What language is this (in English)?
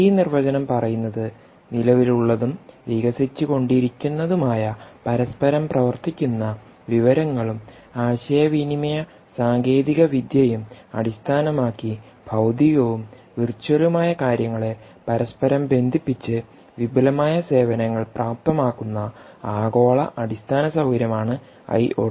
Malayalam